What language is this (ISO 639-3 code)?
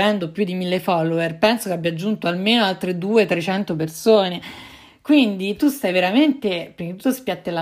ita